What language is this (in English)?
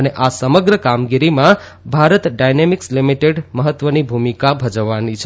Gujarati